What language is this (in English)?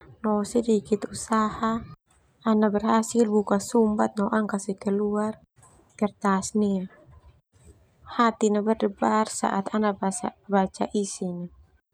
Termanu